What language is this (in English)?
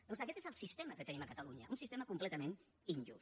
Catalan